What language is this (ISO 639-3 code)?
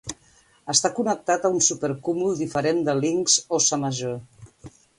cat